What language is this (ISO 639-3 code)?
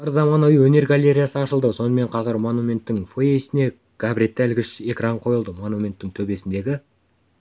kaz